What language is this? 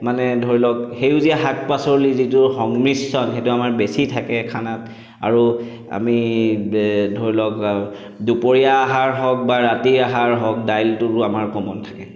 Assamese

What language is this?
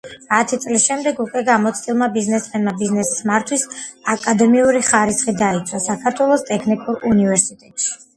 Georgian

